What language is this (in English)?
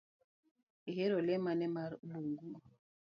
Luo (Kenya and Tanzania)